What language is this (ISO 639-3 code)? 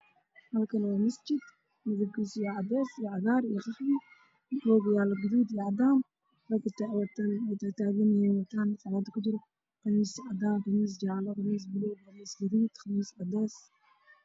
som